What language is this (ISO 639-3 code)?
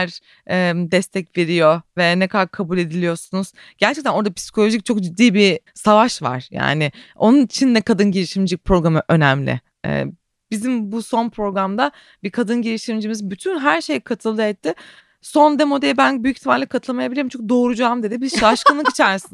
tur